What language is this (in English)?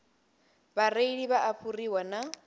Venda